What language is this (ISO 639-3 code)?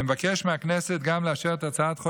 heb